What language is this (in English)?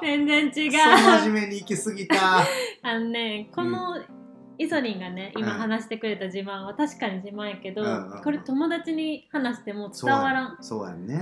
Japanese